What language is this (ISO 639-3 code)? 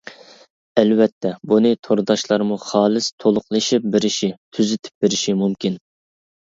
uig